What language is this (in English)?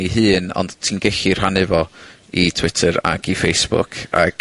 Welsh